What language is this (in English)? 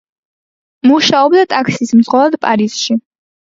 Georgian